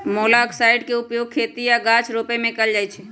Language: Magahi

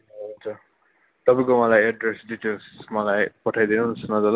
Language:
Nepali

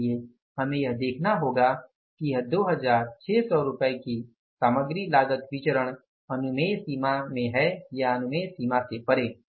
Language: Hindi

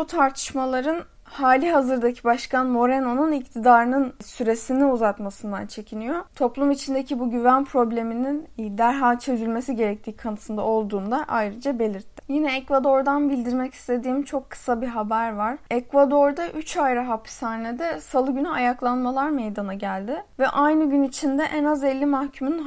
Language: Turkish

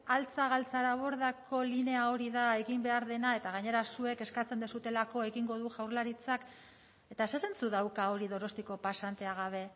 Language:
Basque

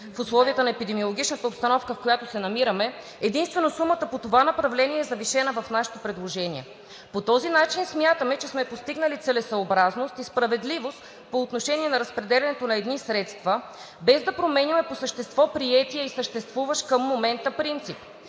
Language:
Bulgarian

